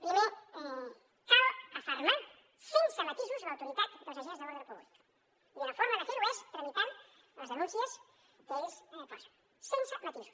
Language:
Catalan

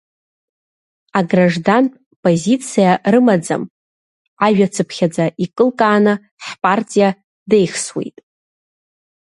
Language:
Abkhazian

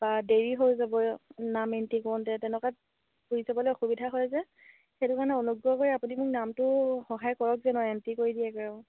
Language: Assamese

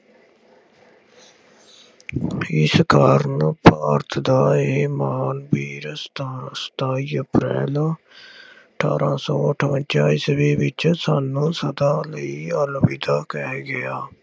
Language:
Punjabi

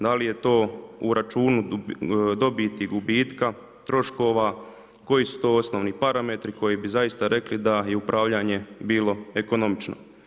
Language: Croatian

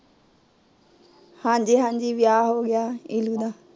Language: Punjabi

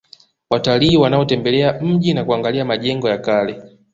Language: Swahili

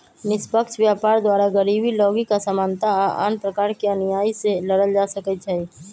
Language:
Magahi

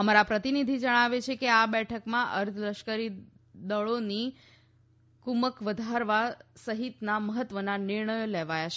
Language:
Gujarati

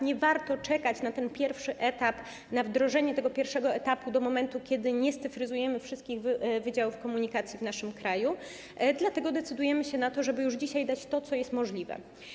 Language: Polish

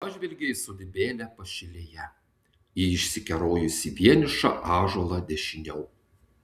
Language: Lithuanian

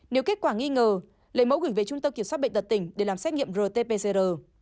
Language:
Vietnamese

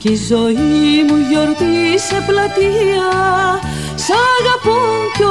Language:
Greek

